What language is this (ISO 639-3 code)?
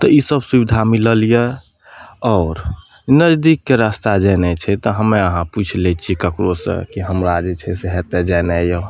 mai